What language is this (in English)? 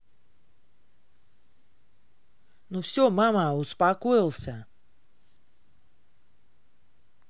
Russian